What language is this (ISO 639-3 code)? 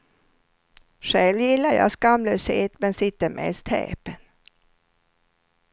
swe